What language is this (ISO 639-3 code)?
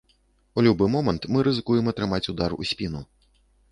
bel